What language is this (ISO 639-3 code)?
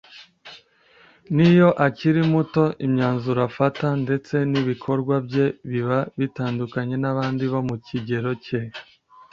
kin